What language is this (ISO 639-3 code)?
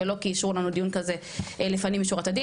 heb